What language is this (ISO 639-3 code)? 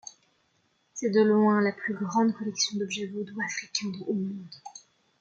fra